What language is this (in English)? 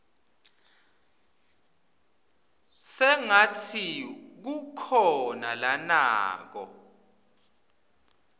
Swati